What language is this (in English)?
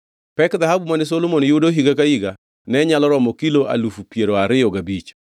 Luo (Kenya and Tanzania)